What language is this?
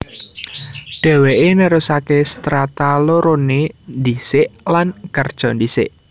Javanese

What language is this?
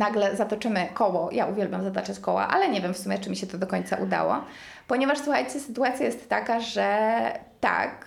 Polish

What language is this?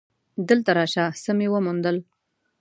Pashto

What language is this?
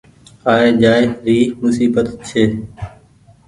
Goaria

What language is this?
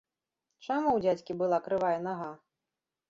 Belarusian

